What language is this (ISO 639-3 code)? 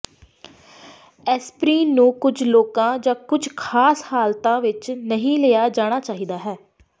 pan